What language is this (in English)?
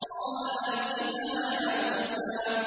Arabic